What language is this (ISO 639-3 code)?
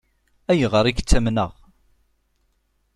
kab